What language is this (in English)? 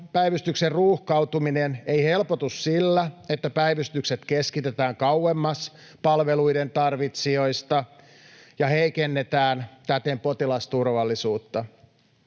Finnish